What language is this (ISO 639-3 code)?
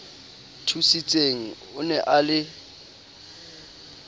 sot